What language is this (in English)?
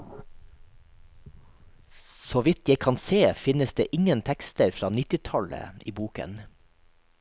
Norwegian